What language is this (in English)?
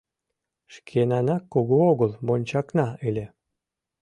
Mari